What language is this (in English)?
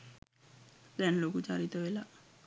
Sinhala